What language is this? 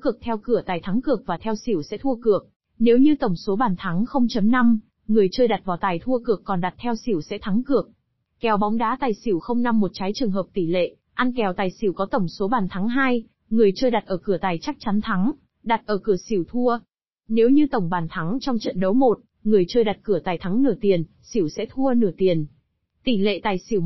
Vietnamese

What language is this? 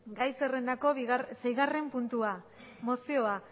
Basque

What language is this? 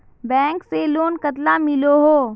Magahi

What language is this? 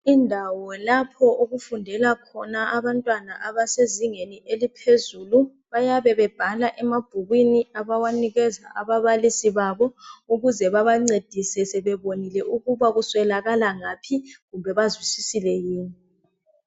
North Ndebele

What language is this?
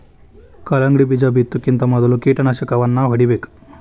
Kannada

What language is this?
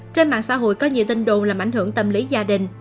Vietnamese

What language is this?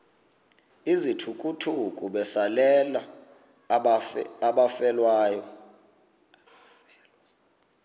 Xhosa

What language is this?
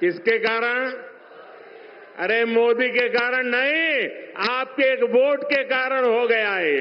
Hindi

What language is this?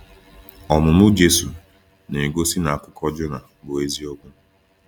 Igbo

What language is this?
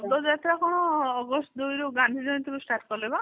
Odia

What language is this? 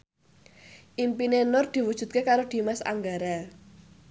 Javanese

